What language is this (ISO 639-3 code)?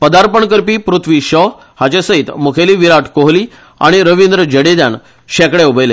kok